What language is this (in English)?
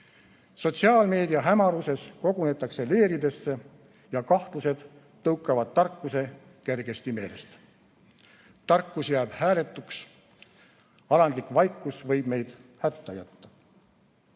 Estonian